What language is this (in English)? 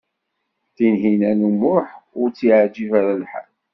Kabyle